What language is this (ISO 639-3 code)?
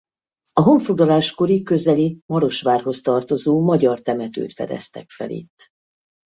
hun